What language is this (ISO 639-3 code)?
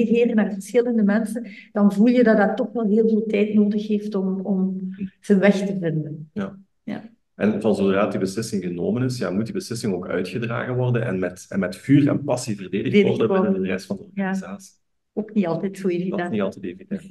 nld